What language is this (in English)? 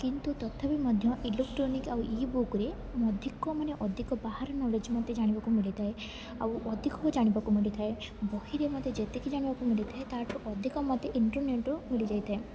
Odia